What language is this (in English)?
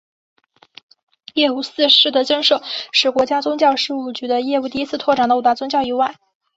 Chinese